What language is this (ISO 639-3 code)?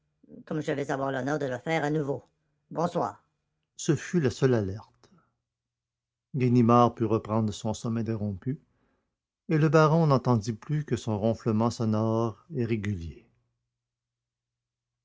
fra